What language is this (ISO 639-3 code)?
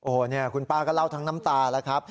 tha